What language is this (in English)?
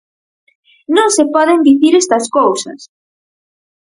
Galician